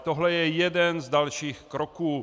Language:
Czech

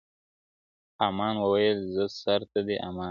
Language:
Pashto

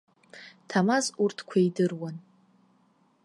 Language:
Abkhazian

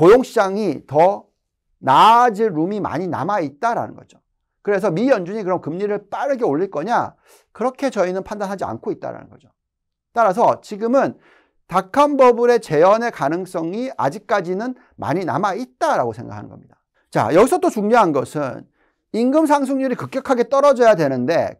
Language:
Korean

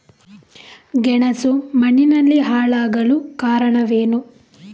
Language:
Kannada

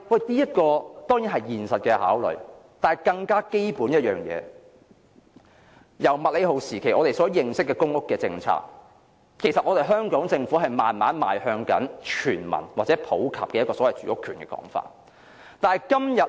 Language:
Cantonese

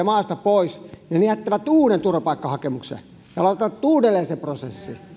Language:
Finnish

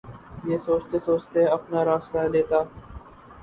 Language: Urdu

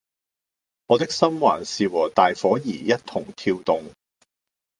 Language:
Cantonese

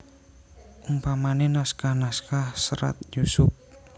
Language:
Javanese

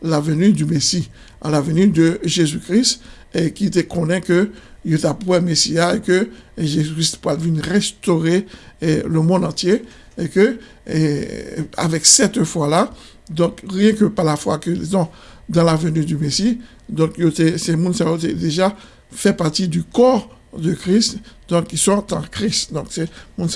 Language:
French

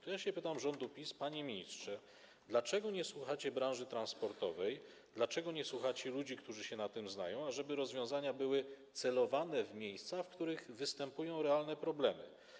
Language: Polish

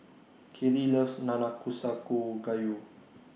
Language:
English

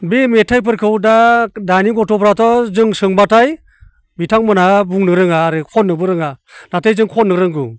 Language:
Bodo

